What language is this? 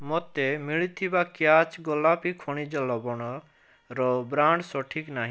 Odia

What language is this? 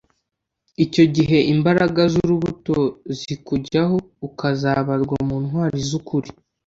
Kinyarwanda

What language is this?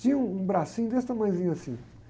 Portuguese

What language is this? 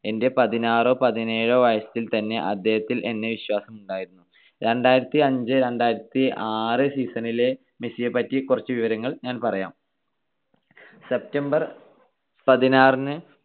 Malayalam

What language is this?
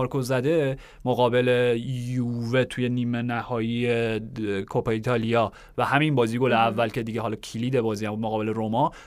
Persian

